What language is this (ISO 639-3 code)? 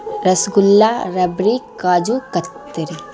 urd